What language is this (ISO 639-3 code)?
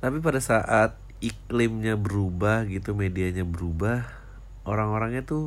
ind